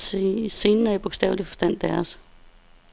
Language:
Danish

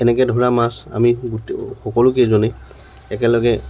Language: Assamese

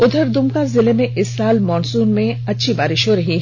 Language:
Hindi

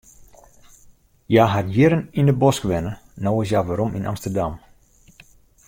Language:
Western Frisian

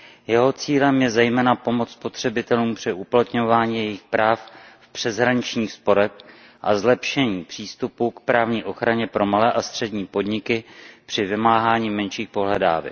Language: Czech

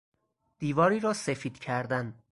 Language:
Persian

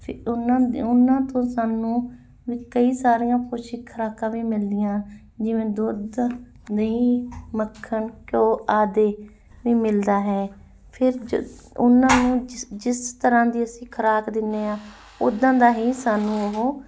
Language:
Punjabi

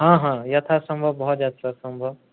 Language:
Maithili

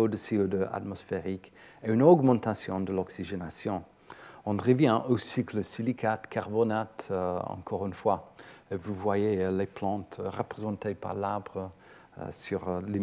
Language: French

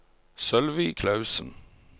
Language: Norwegian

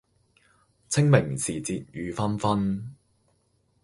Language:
Cantonese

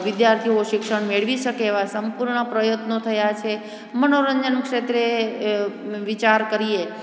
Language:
Gujarati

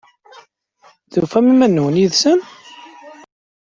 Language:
Kabyle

